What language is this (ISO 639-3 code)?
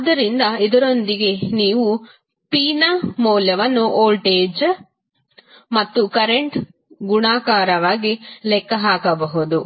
kan